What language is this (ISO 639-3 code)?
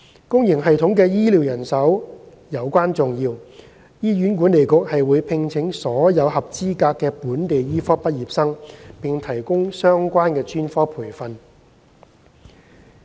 yue